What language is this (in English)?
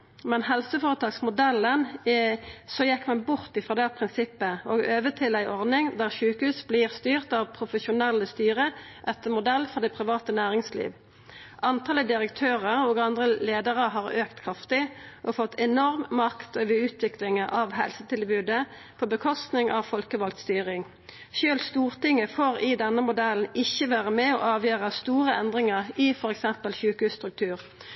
Norwegian Nynorsk